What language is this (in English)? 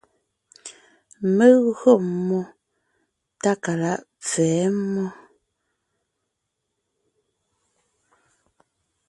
Ngiemboon